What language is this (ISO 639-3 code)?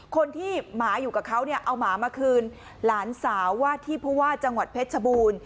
tha